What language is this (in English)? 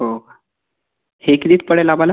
Marathi